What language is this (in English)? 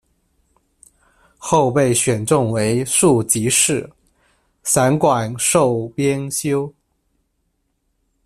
Chinese